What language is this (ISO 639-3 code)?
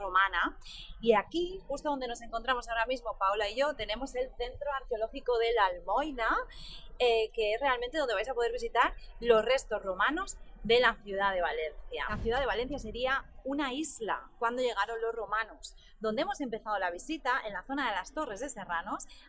spa